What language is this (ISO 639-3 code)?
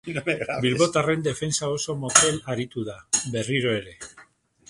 eus